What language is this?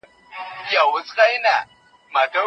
Pashto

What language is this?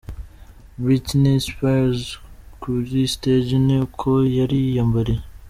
Kinyarwanda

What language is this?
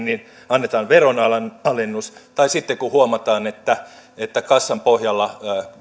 Finnish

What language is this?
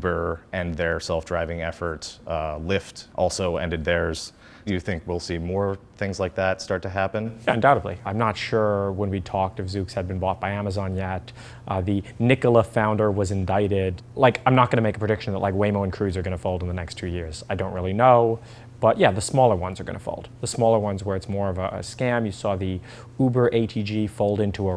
English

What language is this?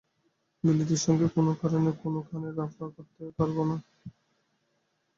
Bangla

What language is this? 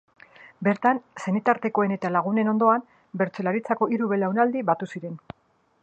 Basque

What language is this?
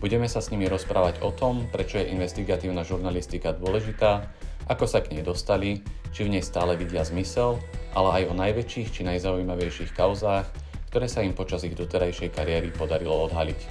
Slovak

